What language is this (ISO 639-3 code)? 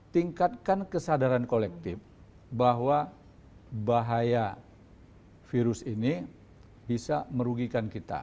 ind